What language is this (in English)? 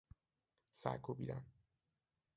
Persian